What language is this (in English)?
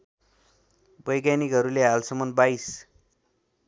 Nepali